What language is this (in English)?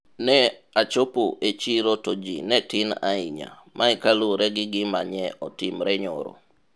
Luo (Kenya and Tanzania)